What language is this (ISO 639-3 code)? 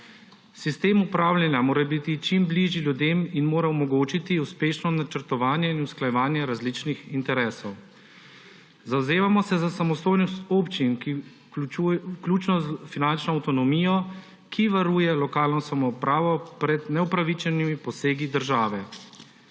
slv